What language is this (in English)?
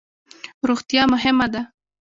Pashto